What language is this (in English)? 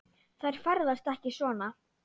Icelandic